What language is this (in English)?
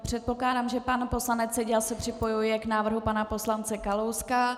Czech